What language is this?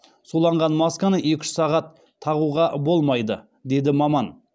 Kazakh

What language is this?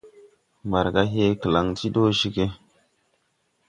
Tupuri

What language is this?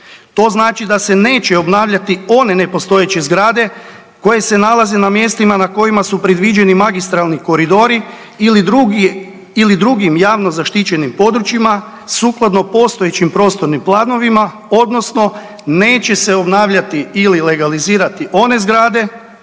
Croatian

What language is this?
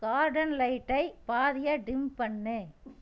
Tamil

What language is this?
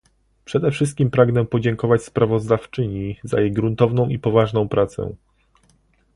Polish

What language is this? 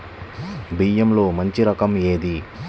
Telugu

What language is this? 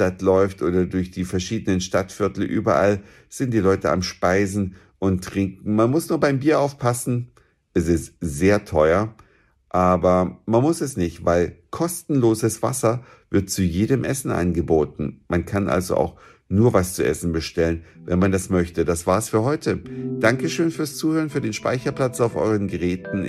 German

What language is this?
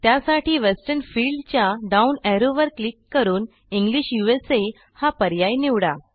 Marathi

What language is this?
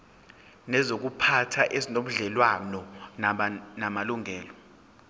Zulu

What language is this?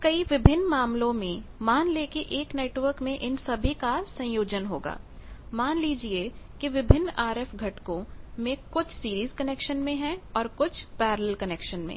Hindi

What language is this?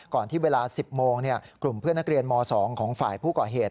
Thai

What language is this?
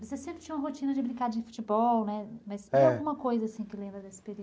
Portuguese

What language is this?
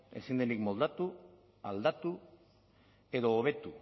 Basque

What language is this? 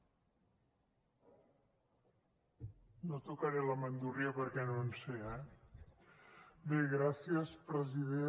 Catalan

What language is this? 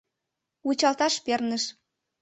Mari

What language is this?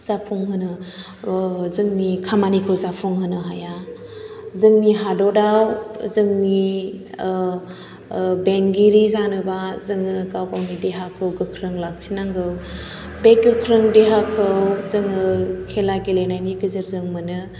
Bodo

